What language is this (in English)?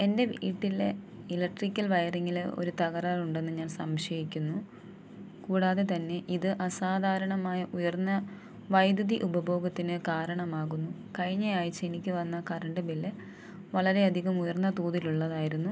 Malayalam